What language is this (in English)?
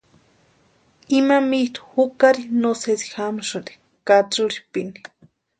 Western Highland Purepecha